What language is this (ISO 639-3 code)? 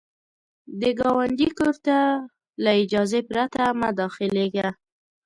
pus